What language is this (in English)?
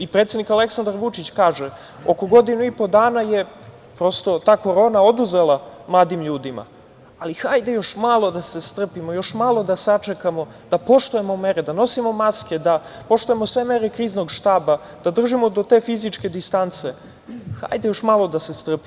Serbian